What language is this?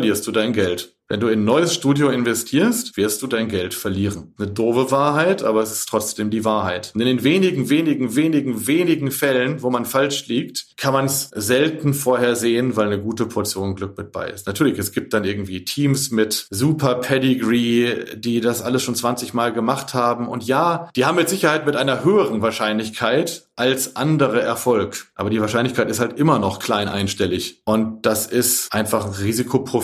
German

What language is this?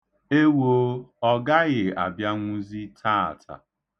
Igbo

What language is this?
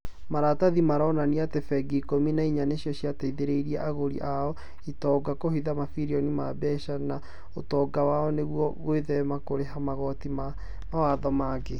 Kikuyu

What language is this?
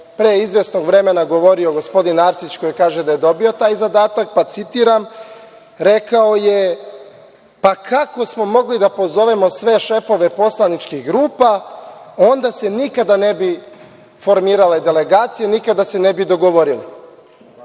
Serbian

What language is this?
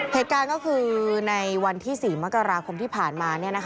Thai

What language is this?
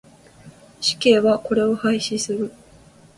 Japanese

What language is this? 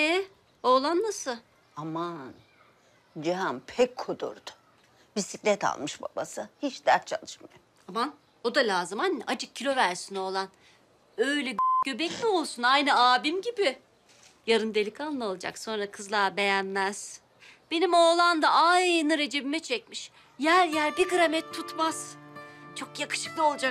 Turkish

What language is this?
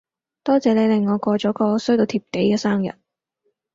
Cantonese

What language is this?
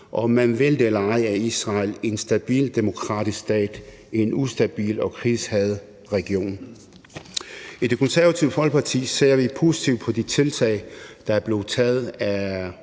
Danish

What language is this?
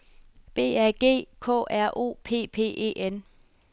Danish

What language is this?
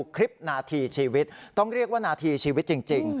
Thai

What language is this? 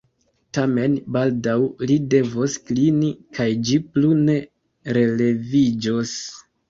Esperanto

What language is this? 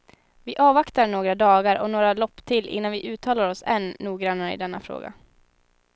Swedish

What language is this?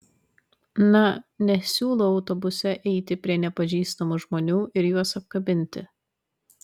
Lithuanian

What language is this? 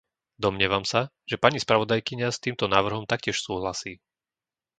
Slovak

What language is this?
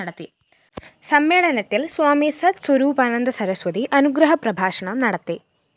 Malayalam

